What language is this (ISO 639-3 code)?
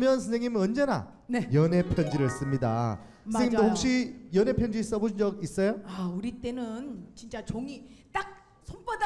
kor